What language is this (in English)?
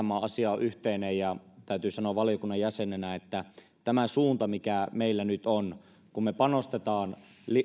Finnish